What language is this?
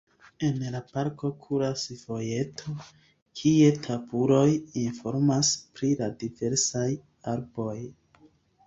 Esperanto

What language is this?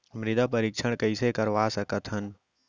Chhattisgarhi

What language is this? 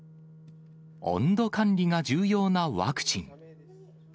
Japanese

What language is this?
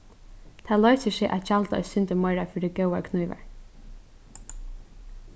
Faroese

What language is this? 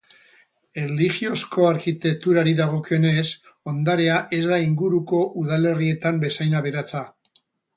Basque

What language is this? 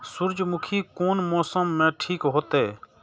Maithili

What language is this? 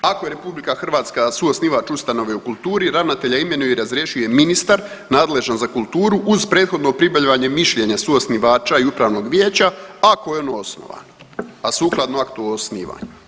Croatian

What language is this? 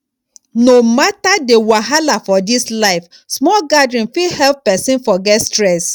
Nigerian Pidgin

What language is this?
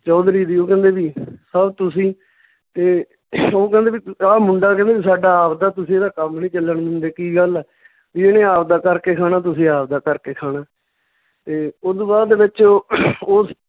Punjabi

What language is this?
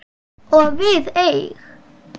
Icelandic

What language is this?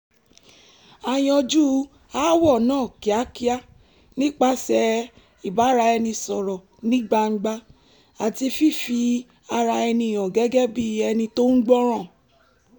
Yoruba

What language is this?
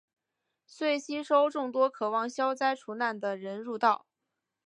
Chinese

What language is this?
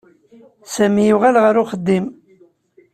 Kabyle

